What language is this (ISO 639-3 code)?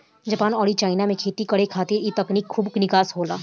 bho